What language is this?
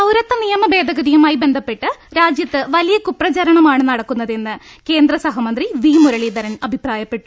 Malayalam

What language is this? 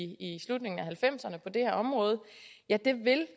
Danish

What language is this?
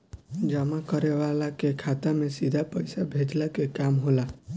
Bhojpuri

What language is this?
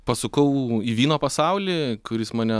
Lithuanian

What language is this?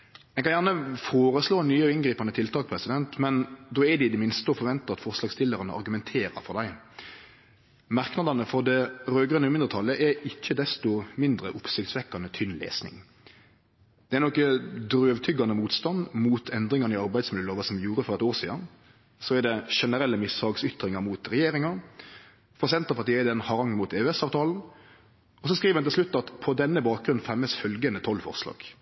Norwegian Nynorsk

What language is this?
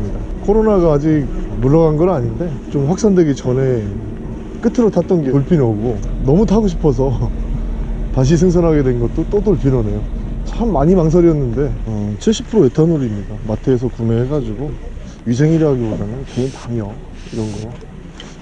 Korean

